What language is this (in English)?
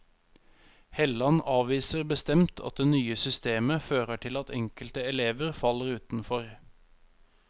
Norwegian